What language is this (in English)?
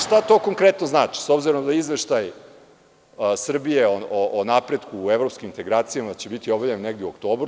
Serbian